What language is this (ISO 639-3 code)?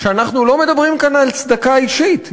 heb